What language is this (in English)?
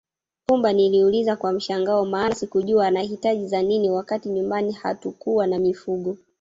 Swahili